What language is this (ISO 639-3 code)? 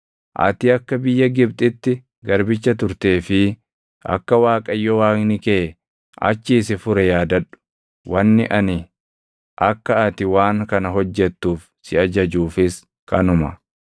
orm